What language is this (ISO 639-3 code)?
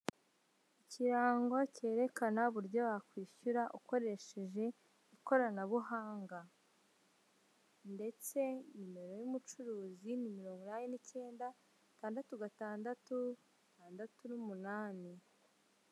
kin